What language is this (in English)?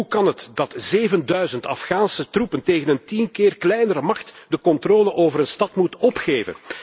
Dutch